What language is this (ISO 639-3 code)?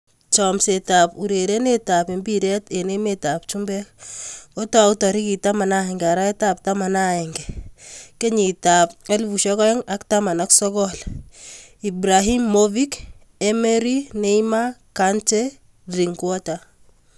kln